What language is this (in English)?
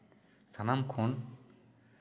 Santali